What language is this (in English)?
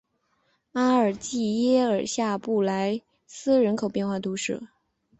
Chinese